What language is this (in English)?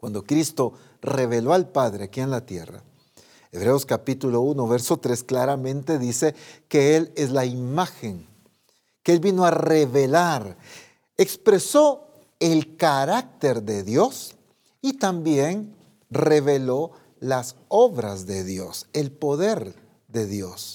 Spanish